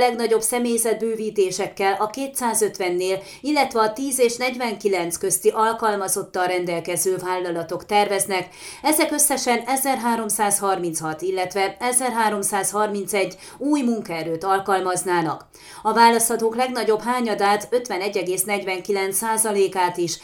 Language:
Hungarian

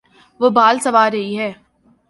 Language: Urdu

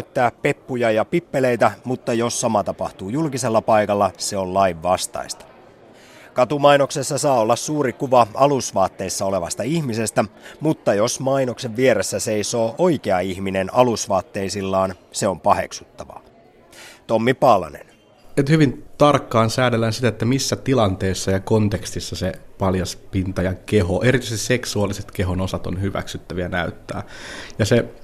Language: Finnish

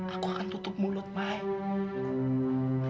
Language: Indonesian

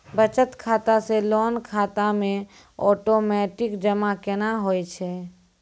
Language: Maithili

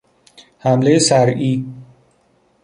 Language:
Persian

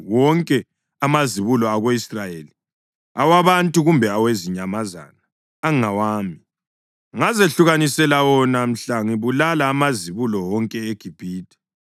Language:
North Ndebele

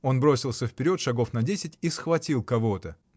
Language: Russian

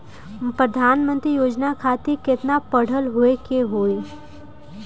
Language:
Bhojpuri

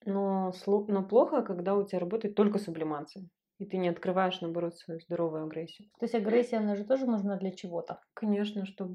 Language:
Russian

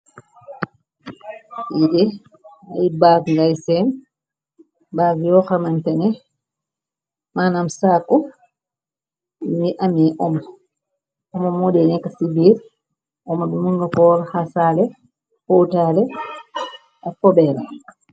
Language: Wolof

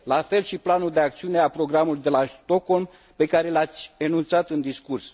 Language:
Romanian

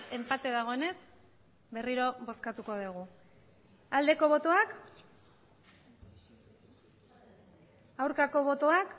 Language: Basque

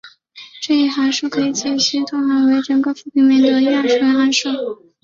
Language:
Chinese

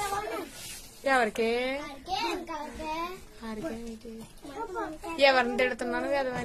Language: Thai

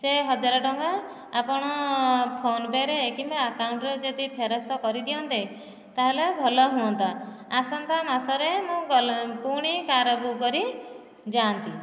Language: Odia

